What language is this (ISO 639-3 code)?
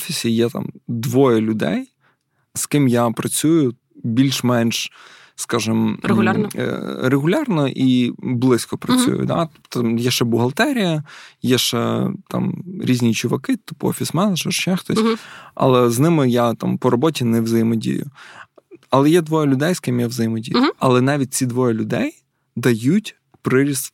ukr